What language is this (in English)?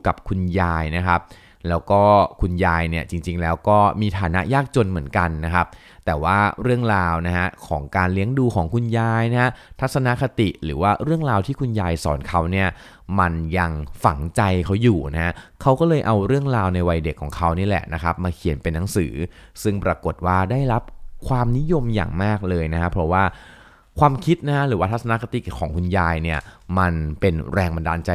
Thai